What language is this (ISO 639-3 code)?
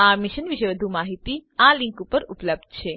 guj